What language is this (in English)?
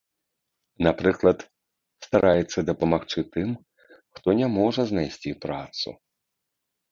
Belarusian